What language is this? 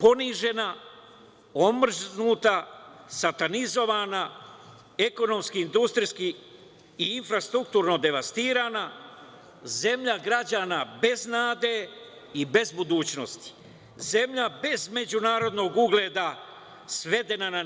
Serbian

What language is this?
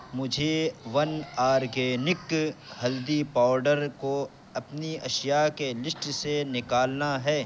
Urdu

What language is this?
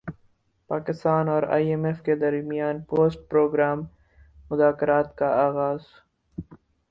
Urdu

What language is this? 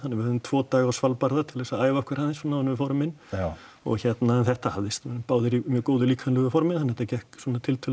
Icelandic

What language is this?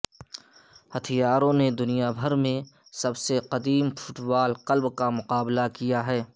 Urdu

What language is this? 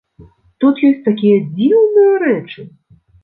Belarusian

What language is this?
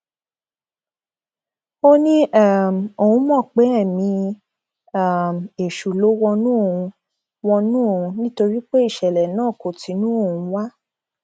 Yoruba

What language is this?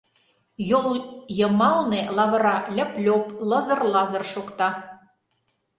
Mari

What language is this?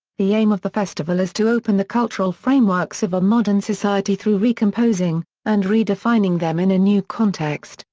English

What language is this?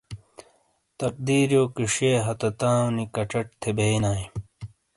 Shina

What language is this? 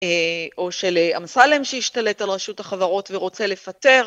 Hebrew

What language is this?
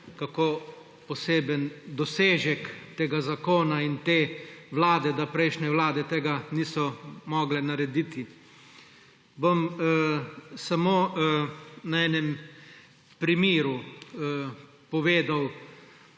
Slovenian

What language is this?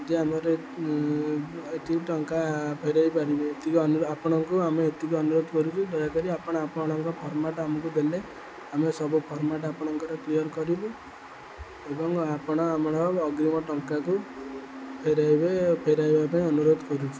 Odia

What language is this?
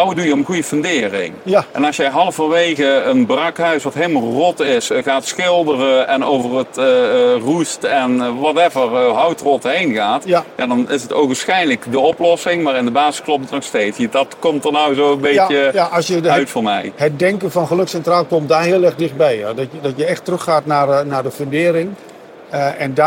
Dutch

